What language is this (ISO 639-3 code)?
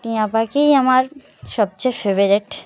ben